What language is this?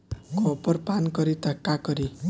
Bhojpuri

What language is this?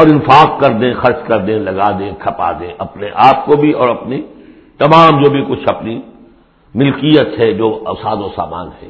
Urdu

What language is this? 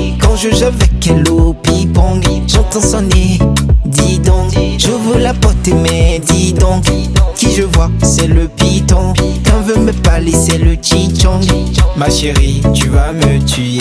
Indonesian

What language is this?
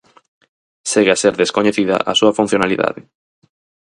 Galician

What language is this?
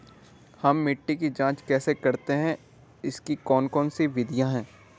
Hindi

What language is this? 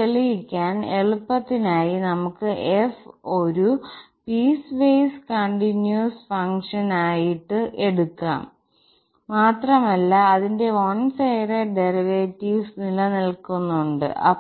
Malayalam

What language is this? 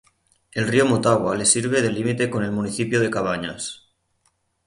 Spanish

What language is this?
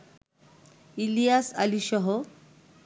Bangla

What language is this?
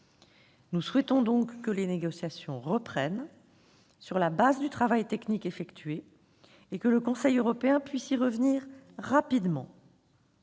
French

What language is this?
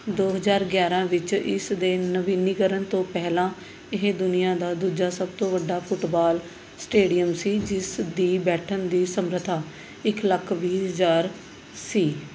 Punjabi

